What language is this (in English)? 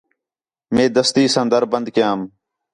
Khetrani